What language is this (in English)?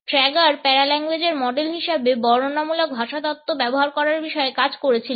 Bangla